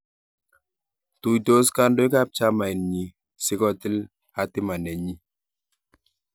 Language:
Kalenjin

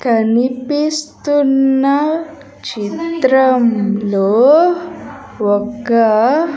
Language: Telugu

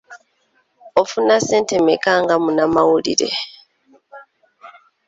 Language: Ganda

